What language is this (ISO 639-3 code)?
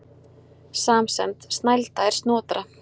isl